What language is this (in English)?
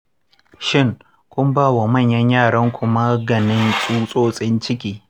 Hausa